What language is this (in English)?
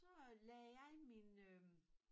Danish